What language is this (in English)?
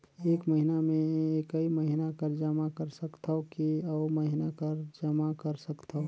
Chhattisgarhi